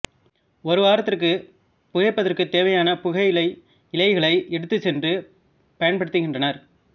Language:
Tamil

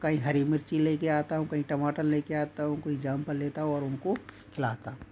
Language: Hindi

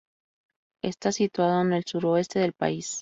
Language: Spanish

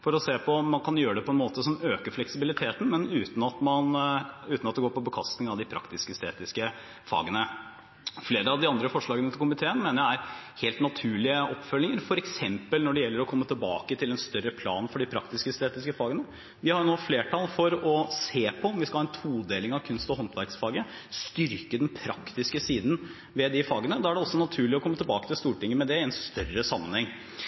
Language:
Norwegian Bokmål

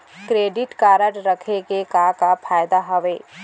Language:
Chhattisgarhi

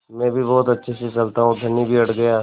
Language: Hindi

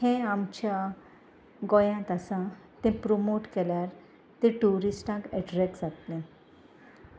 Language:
Konkani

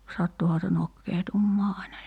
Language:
Finnish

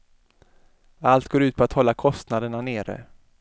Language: Swedish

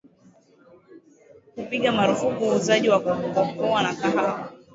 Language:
Swahili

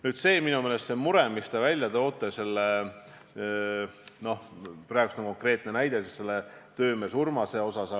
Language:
Estonian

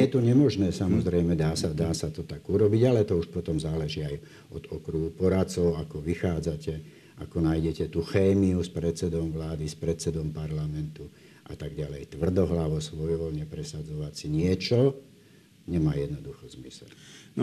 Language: Slovak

